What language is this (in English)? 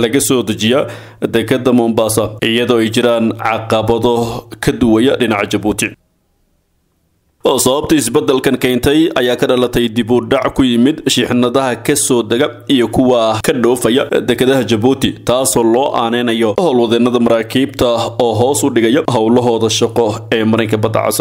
Arabic